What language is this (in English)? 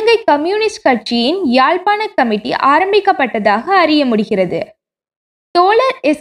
Tamil